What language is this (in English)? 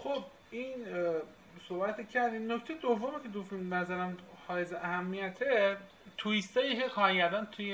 Persian